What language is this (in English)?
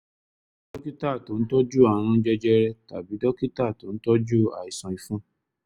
Yoruba